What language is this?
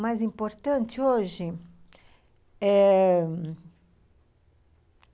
Portuguese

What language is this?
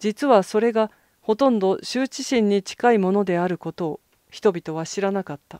Japanese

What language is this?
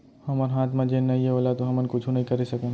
Chhattisgarhi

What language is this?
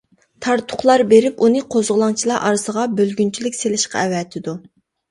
Uyghur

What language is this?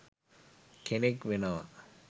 Sinhala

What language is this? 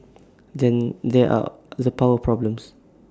English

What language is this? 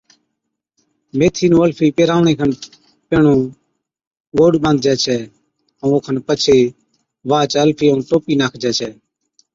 Od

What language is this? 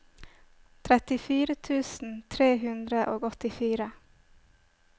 Norwegian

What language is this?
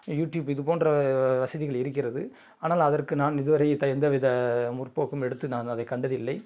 Tamil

